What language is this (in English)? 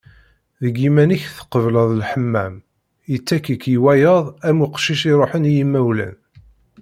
Kabyle